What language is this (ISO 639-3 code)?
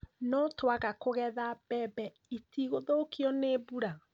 kik